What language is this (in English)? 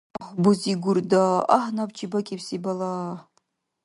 Dargwa